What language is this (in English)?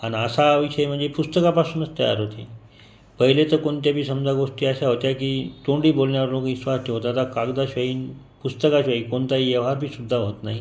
Marathi